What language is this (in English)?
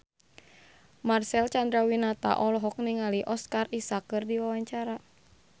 Sundanese